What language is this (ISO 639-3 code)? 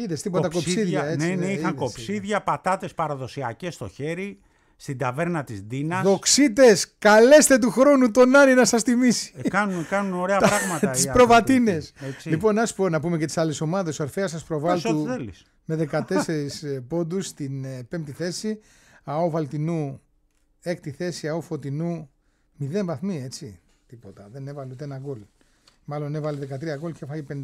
ell